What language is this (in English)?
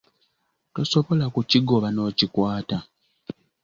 Ganda